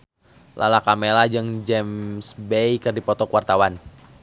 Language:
Sundanese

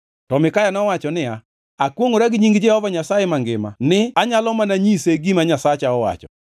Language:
Luo (Kenya and Tanzania)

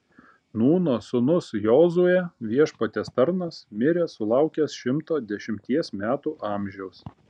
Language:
Lithuanian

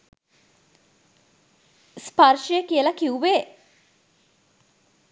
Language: Sinhala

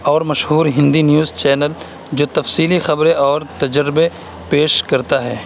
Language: Urdu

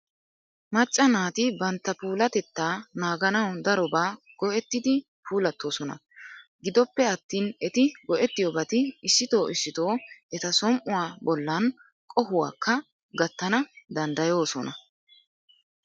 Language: Wolaytta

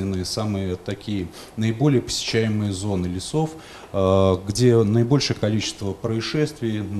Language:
Russian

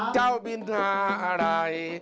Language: Thai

